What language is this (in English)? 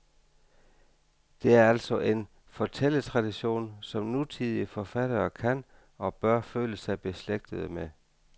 Danish